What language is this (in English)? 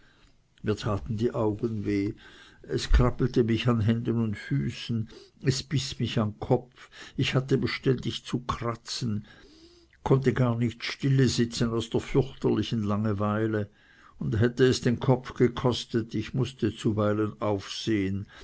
German